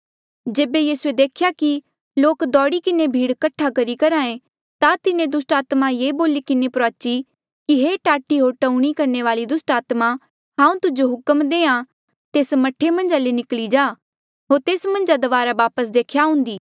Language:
Mandeali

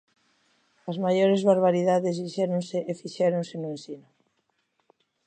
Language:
Galician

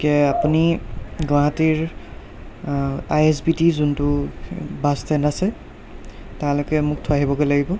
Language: Assamese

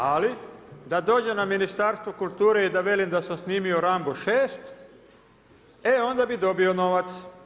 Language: Croatian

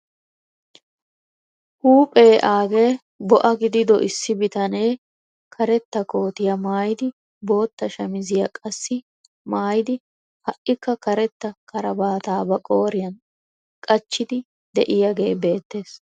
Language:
Wolaytta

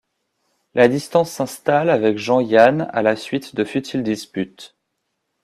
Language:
French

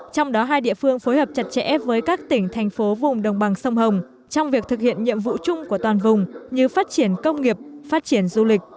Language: Vietnamese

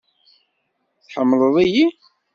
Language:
Kabyle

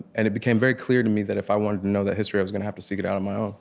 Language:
English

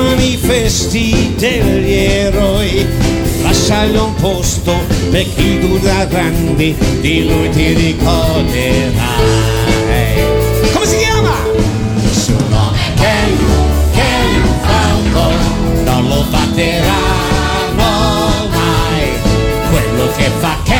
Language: Italian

